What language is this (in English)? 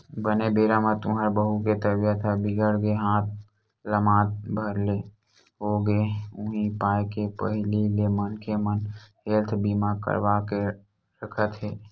Chhattisgarhi